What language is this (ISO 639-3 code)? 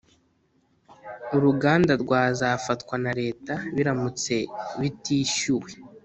kin